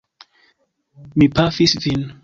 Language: Esperanto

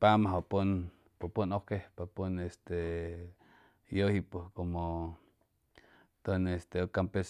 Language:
Chimalapa Zoque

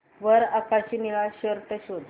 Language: Marathi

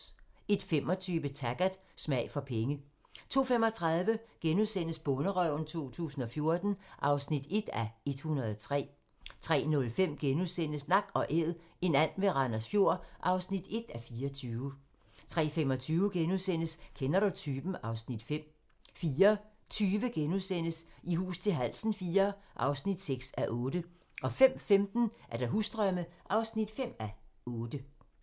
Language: Danish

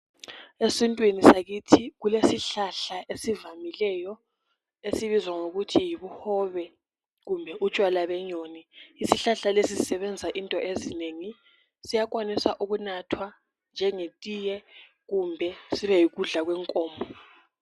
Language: North Ndebele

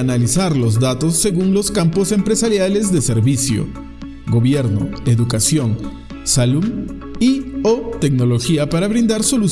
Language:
Spanish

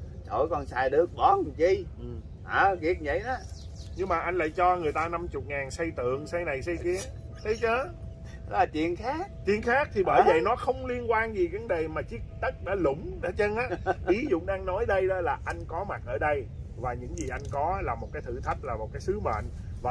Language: Vietnamese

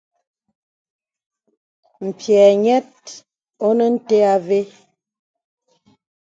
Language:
Bebele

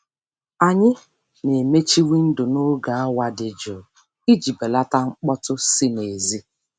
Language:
Igbo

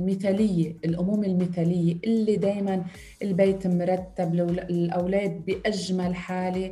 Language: Arabic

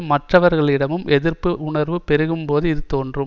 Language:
Tamil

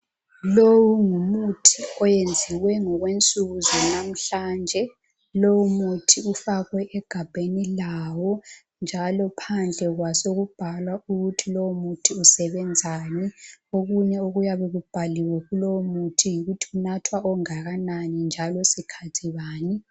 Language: North Ndebele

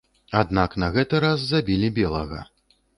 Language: Belarusian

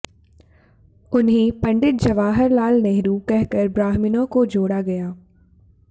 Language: Hindi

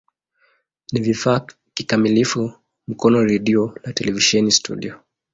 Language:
Swahili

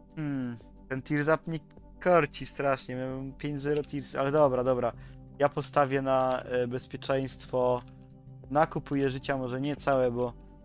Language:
Polish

